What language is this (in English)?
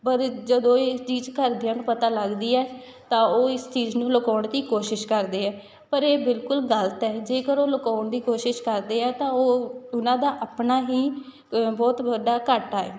Punjabi